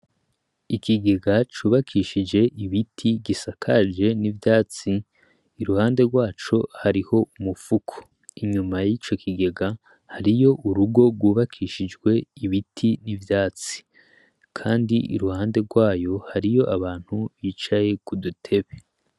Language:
Rundi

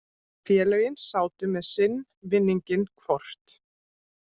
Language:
Icelandic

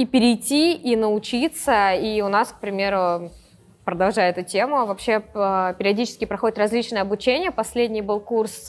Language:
Russian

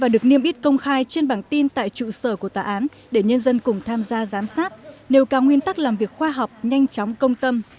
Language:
Vietnamese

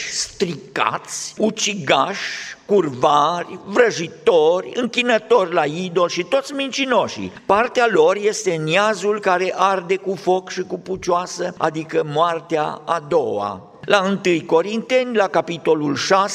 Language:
Romanian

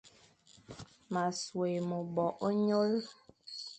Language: Fang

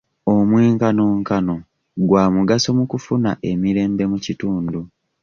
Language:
Ganda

